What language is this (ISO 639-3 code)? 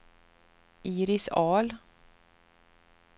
swe